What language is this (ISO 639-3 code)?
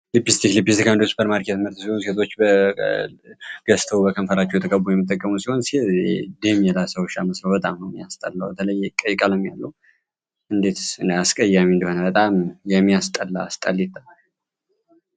amh